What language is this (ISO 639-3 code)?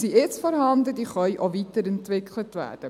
gsw